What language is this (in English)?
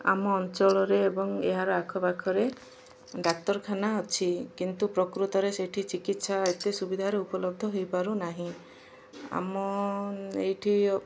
Odia